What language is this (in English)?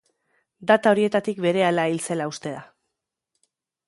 Basque